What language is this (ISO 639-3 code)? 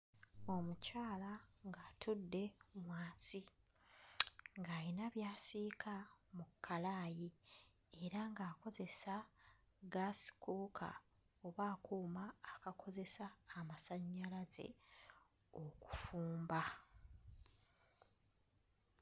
lug